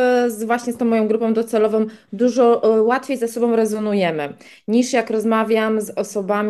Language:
Polish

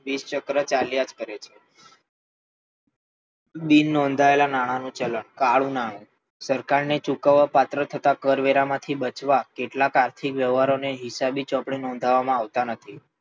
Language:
Gujarati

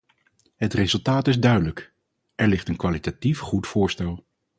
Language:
Dutch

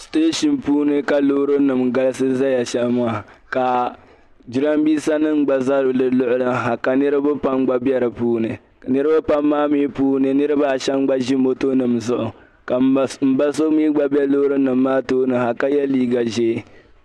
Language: Dagbani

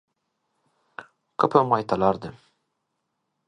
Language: Turkmen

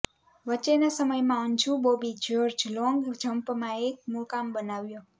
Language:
Gujarati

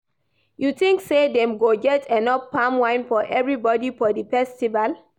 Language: Nigerian Pidgin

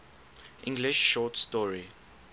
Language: English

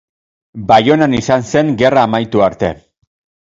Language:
Basque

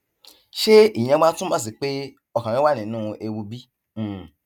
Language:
Yoruba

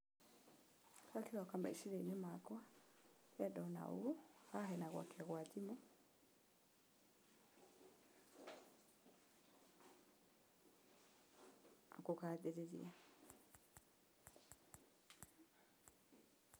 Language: Kikuyu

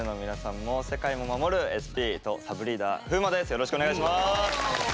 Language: Japanese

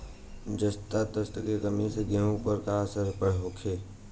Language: Bhojpuri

